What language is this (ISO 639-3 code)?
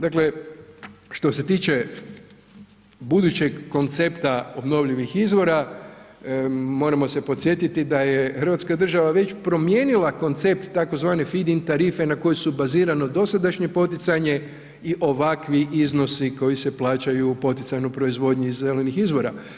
hrv